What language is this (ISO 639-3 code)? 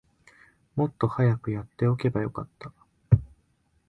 jpn